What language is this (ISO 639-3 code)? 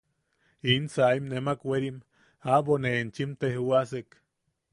yaq